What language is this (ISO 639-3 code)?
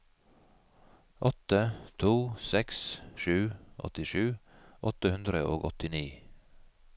nor